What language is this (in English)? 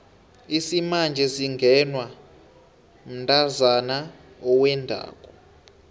South Ndebele